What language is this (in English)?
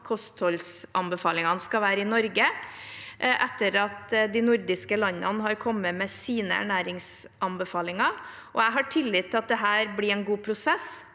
Norwegian